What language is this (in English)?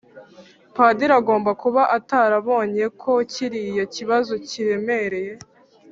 Kinyarwanda